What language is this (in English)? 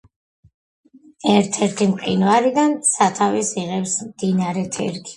Georgian